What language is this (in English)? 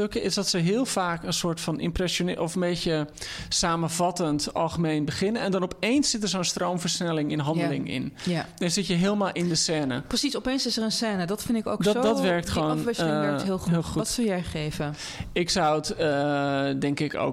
Dutch